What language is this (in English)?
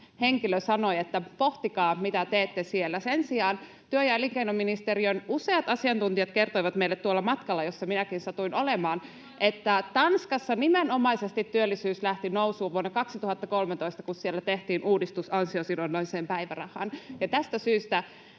Finnish